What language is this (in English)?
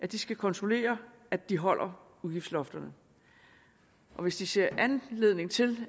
Danish